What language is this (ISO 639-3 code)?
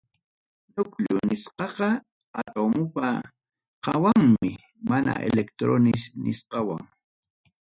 quy